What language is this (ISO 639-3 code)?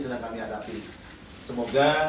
ind